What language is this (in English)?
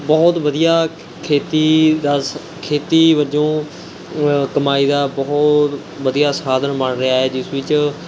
Punjabi